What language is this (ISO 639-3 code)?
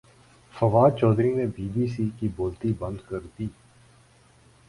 urd